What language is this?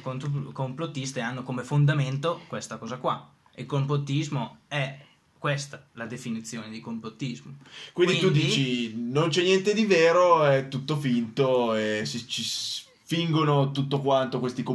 Italian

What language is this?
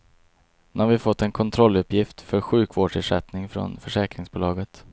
Swedish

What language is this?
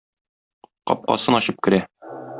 Tatar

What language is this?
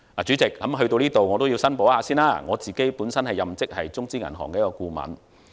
Cantonese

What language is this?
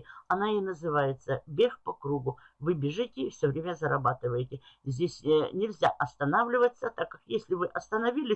Russian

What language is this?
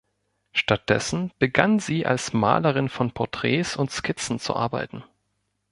German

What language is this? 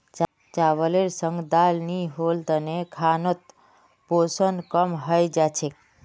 Magahi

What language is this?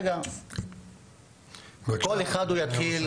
Hebrew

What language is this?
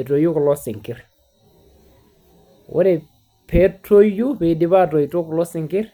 Masai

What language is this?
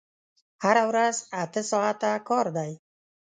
Pashto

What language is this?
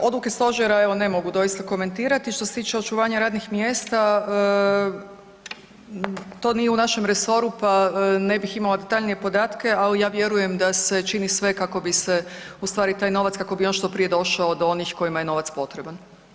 Croatian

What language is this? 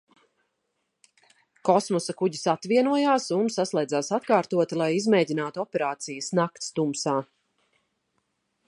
Latvian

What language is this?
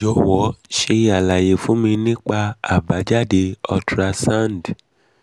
Yoruba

